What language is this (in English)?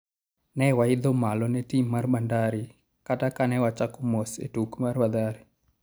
Luo (Kenya and Tanzania)